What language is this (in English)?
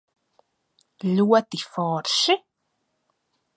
Latvian